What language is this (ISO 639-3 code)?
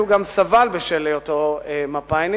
heb